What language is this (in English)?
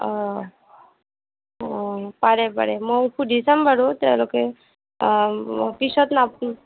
Assamese